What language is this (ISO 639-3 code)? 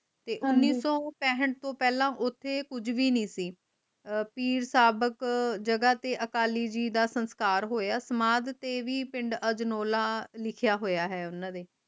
pan